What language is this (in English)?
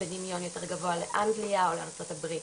Hebrew